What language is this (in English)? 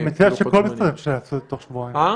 Hebrew